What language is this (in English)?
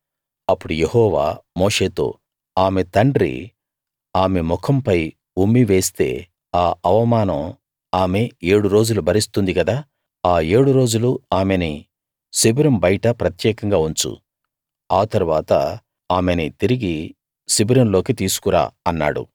Telugu